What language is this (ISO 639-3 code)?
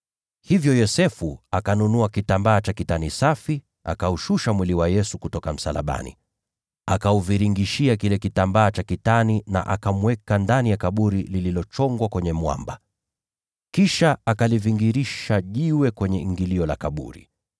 swa